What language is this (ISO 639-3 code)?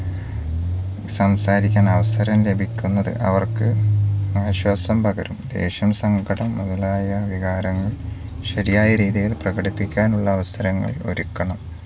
mal